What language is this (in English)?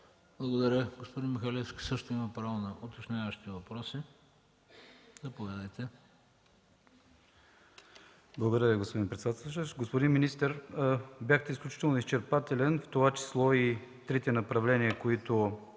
Bulgarian